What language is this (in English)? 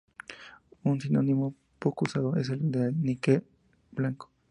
Spanish